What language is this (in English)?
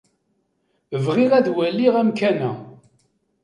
Kabyle